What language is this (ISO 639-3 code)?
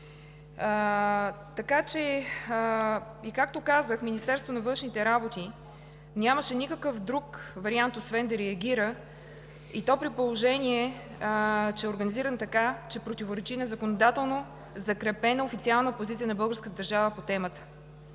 bul